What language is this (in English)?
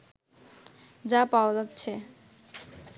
Bangla